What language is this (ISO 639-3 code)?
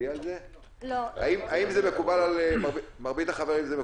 heb